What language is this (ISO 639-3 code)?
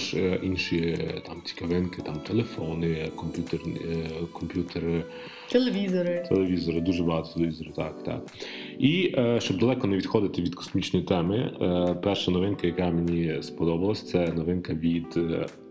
ukr